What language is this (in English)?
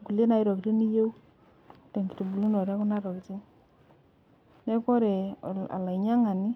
Masai